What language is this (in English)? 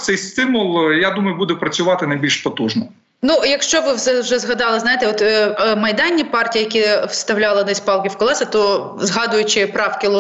Ukrainian